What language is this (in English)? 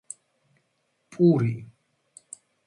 Georgian